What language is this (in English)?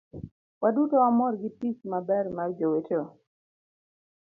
Luo (Kenya and Tanzania)